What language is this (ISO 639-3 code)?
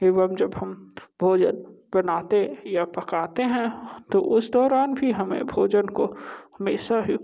hin